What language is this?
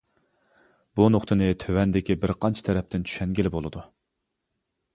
Uyghur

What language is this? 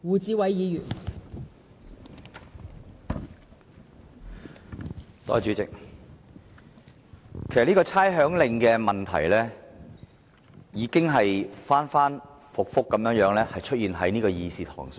Cantonese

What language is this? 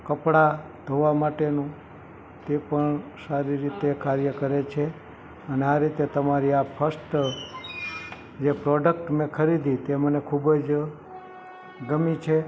Gujarati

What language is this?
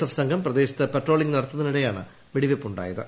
Malayalam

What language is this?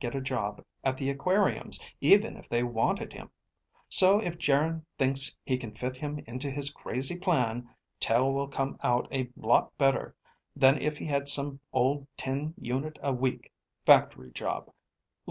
English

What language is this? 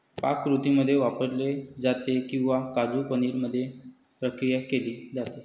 Marathi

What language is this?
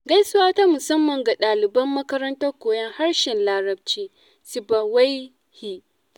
Hausa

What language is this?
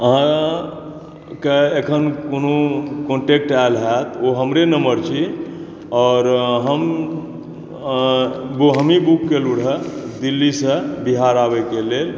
Maithili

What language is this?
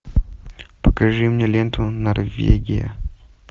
Russian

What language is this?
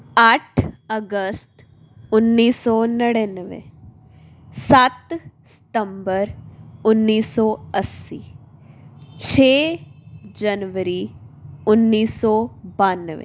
Punjabi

